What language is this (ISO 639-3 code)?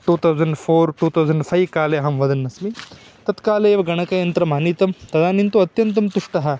san